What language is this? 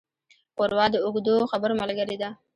Pashto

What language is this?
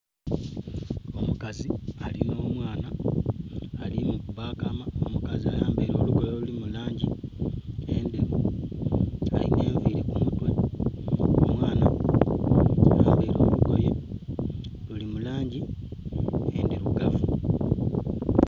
Soga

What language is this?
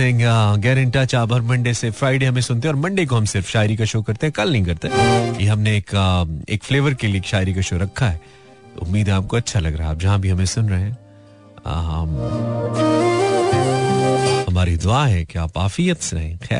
Hindi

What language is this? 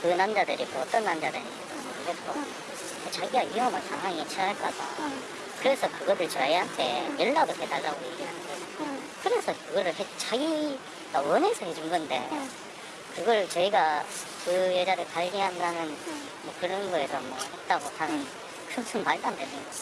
Korean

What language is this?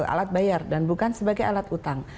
Indonesian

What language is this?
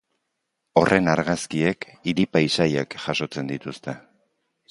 Basque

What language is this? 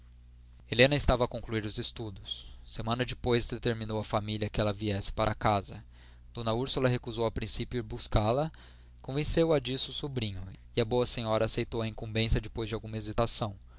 Portuguese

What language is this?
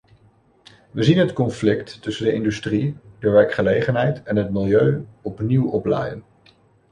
Dutch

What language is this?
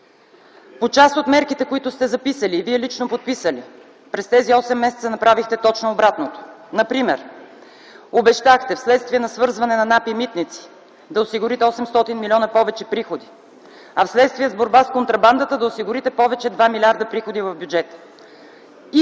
Bulgarian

